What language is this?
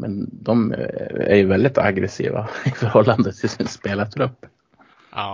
Swedish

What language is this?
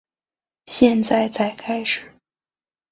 Chinese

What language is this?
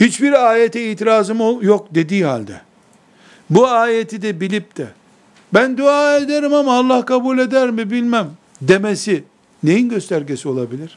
Turkish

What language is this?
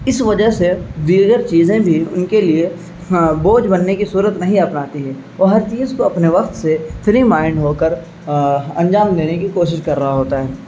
Urdu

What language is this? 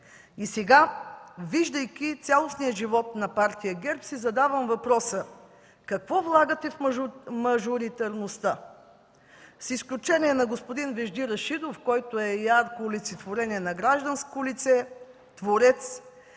Bulgarian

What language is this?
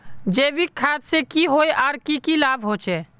Magahi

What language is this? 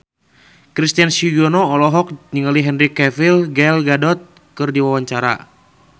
Sundanese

